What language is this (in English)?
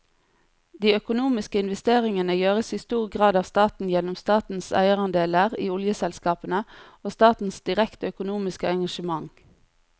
Norwegian